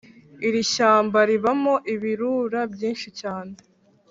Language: Kinyarwanda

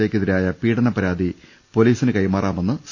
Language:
Malayalam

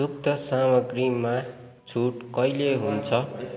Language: Nepali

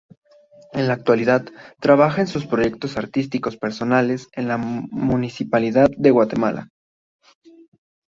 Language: Spanish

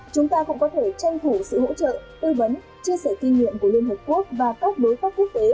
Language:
Vietnamese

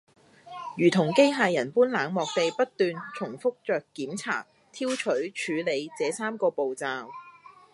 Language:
Cantonese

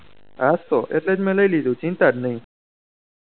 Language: Gujarati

